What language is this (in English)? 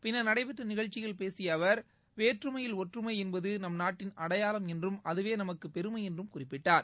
Tamil